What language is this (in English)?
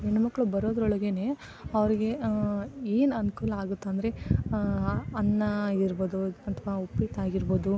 Kannada